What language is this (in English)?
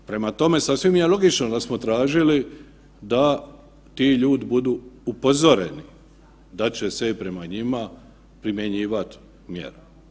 Croatian